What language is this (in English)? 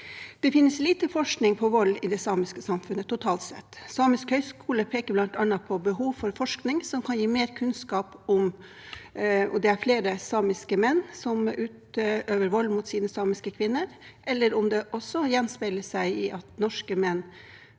Norwegian